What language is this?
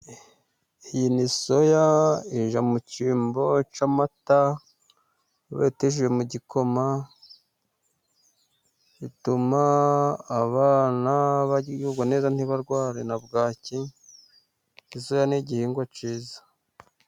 Kinyarwanda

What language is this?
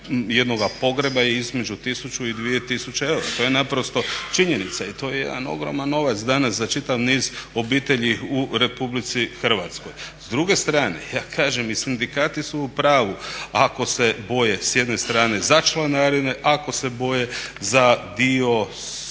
Croatian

